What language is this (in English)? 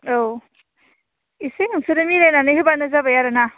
Bodo